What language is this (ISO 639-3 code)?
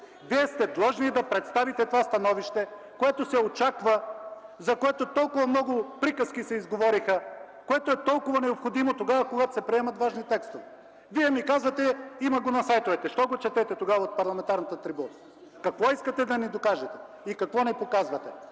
bul